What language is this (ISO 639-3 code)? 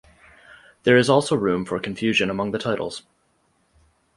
eng